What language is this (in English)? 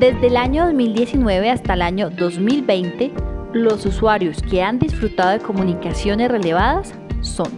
Spanish